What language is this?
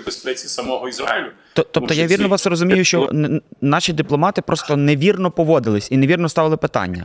Ukrainian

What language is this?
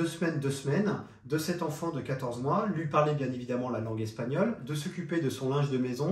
French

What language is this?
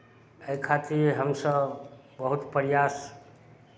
Maithili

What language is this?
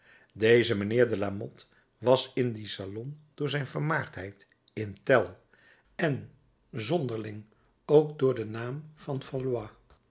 Dutch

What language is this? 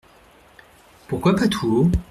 French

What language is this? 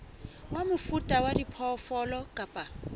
Southern Sotho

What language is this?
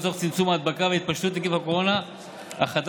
Hebrew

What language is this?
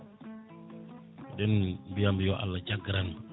Fula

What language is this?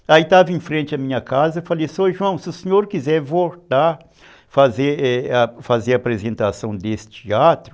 Portuguese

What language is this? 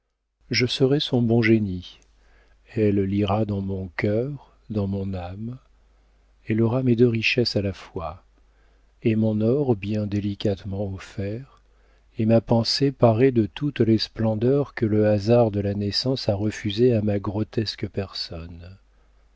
French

